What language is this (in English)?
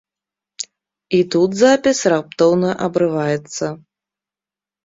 Belarusian